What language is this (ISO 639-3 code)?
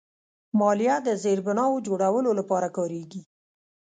pus